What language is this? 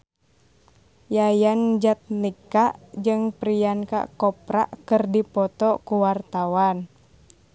Sundanese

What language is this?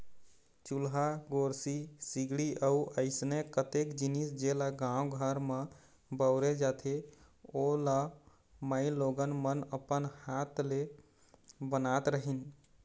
Chhattisgarhi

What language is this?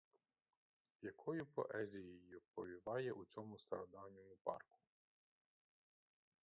Ukrainian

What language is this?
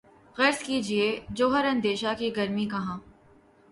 Urdu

